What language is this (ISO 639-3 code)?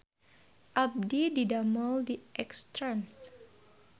sun